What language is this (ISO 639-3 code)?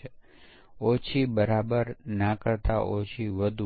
guj